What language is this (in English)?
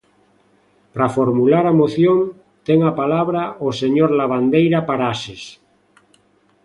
Galician